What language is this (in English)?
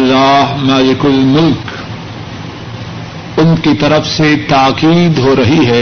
Urdu